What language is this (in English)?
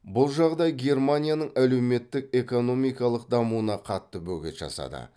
Kazakh